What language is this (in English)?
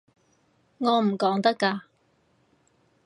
Cantonese